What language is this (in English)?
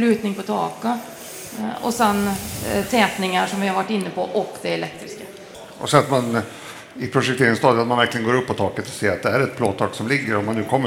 Swedish